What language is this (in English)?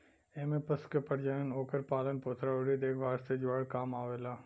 Bhojpuri